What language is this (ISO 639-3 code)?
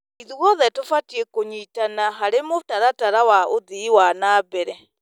kik